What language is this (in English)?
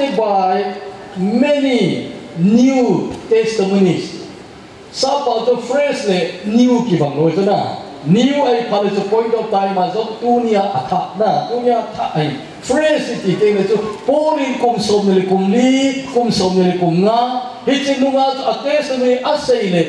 Korean